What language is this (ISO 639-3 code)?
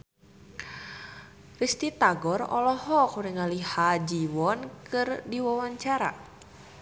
sun